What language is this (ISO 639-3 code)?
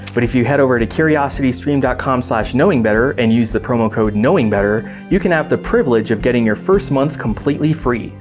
eng